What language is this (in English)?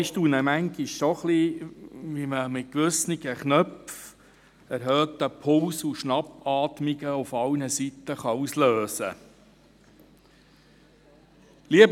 Swiss German